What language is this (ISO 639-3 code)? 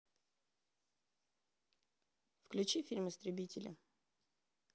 rus